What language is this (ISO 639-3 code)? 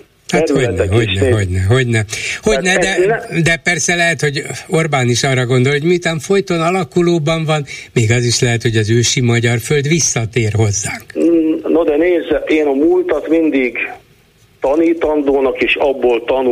hun